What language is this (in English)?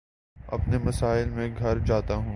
Urdu